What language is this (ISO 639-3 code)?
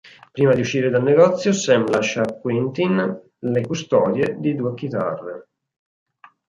ita